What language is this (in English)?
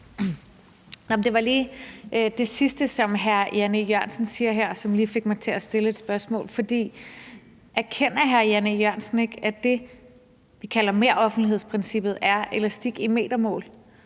Danish